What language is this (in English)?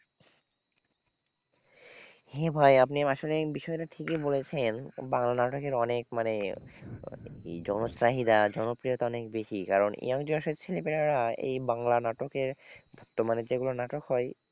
Bangla